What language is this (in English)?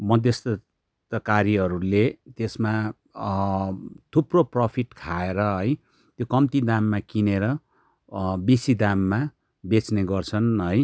Nepali